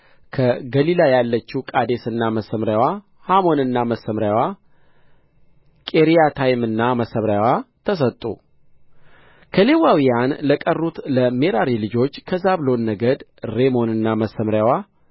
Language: Amharic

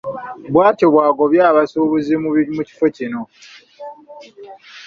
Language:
Ganda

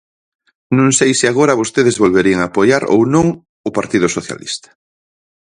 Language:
Galician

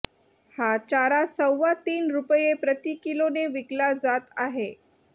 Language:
Marathi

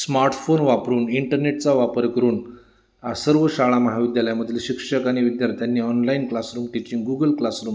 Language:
Marathi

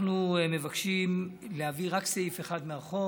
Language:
Hebrew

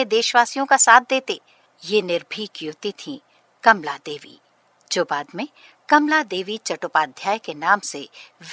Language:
Hindi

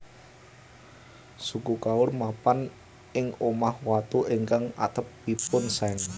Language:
Javanese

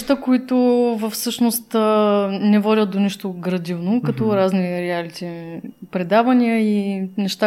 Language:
Bulgarian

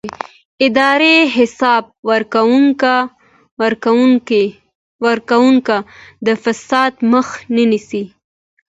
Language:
Pashto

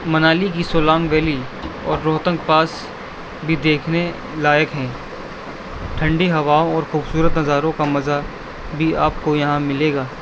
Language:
Urdu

